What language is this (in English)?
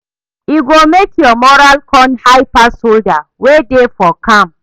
Nigerian Pidgin